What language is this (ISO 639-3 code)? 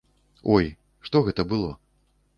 bel